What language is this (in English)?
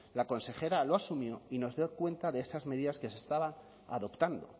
Spanish